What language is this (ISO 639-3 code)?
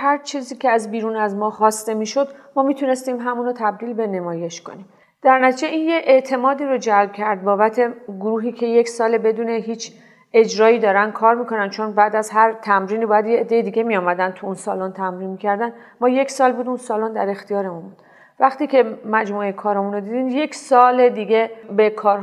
fas